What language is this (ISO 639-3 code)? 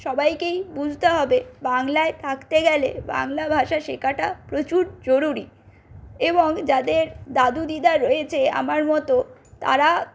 ben